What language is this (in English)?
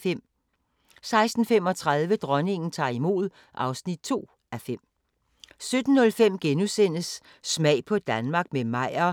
Danish